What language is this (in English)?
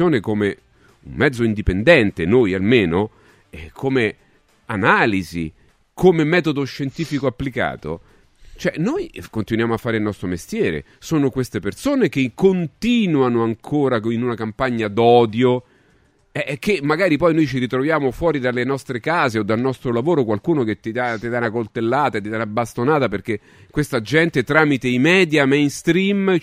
Italian